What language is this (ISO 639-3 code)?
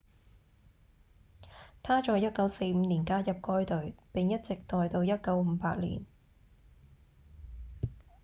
yue